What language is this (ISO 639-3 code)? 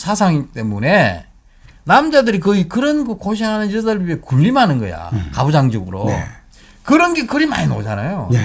kor